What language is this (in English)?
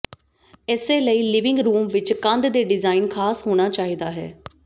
Punjabi